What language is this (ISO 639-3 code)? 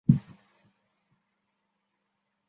zho